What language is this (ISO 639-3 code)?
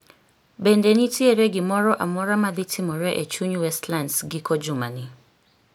luo